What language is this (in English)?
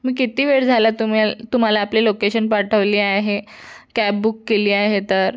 Marathi